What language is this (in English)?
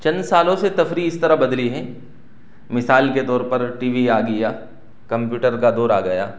Urdu